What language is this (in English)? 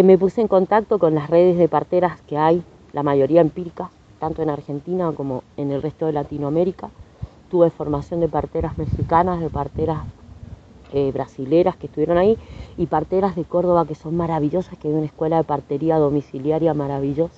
Spanish